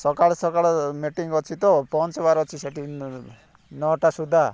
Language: Odia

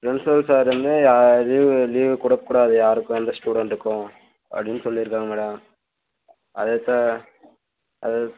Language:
Tamil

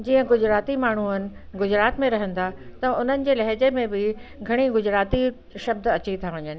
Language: Sindhi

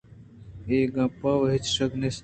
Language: Eastern Balochi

